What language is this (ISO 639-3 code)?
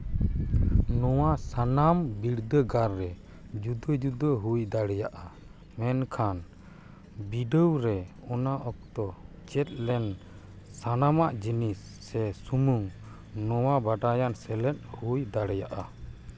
sat